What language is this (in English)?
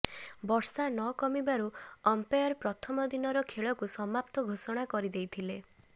Odia